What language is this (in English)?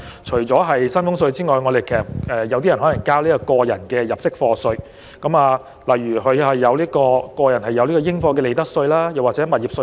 Cantonese